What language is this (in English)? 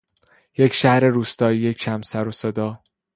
Persian